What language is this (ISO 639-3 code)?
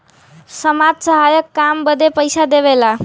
bho